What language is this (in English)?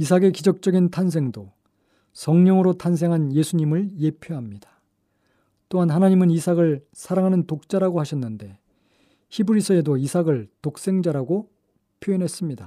Korean